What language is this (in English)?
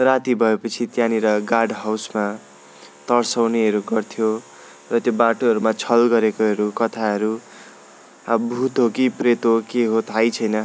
Nepali